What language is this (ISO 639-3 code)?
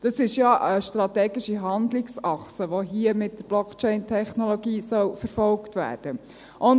gsw